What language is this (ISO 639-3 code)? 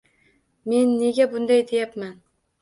uzb